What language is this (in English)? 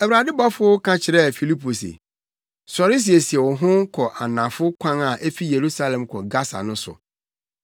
Akan